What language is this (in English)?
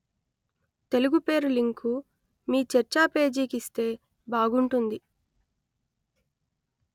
Telugu